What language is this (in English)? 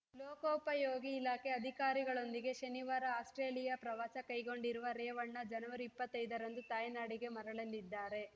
Kannada